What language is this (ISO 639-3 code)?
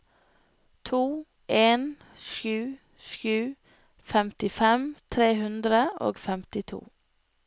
nor